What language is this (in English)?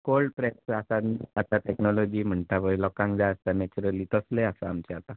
Konkani